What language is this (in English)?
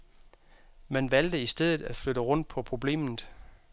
Danish